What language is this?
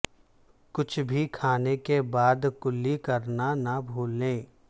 Urdu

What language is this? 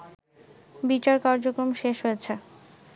Bangla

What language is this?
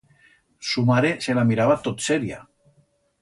Aragonese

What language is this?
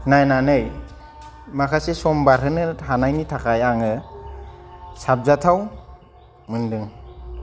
Bodo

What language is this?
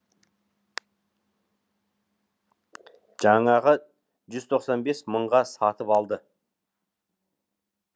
Kazakh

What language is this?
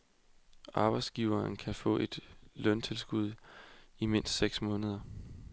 Danish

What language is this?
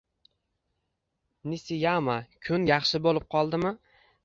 Uzbek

